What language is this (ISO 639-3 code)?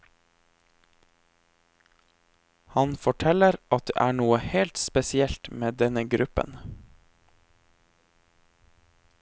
nor